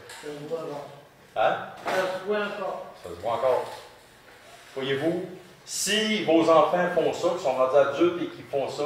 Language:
French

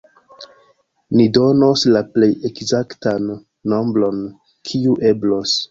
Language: Esperanto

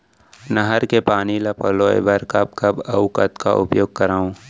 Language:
Chhattisgarhi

